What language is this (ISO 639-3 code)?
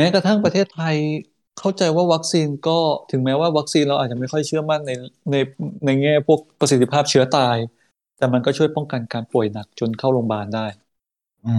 tha